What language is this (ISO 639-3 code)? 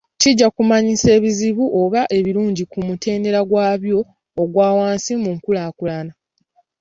lug